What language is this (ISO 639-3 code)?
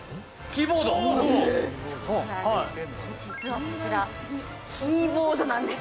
jpn